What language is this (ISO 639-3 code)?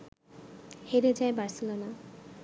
ben